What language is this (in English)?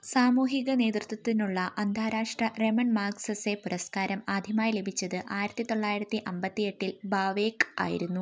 Malayalam